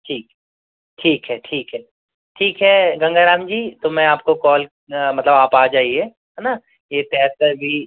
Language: Hindi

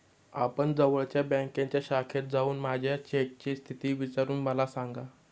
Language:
Marathi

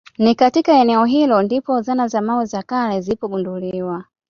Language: Swahili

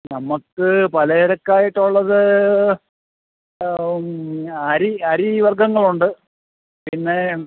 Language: Malayalam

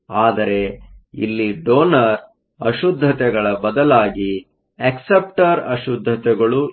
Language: Kannada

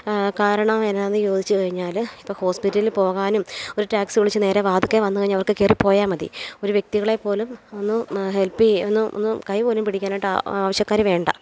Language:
Malayalam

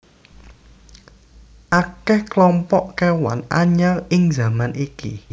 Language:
Javanese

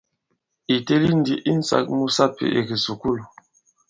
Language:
Bankon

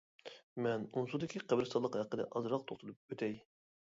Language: Uyghur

